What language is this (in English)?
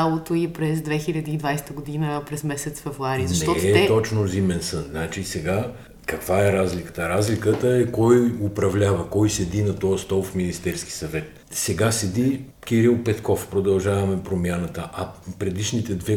Bulgarian